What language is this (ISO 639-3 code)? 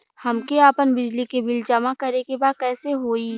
bho